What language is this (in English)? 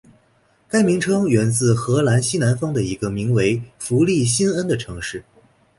Chinese